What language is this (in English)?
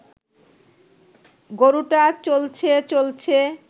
Bangla